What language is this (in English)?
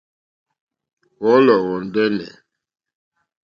Mokpwe